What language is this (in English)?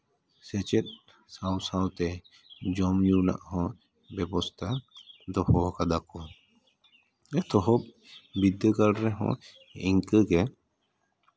Santali